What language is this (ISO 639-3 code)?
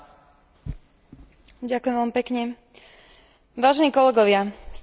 slk